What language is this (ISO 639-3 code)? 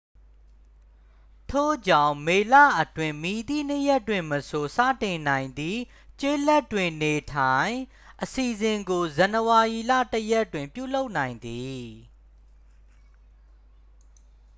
mya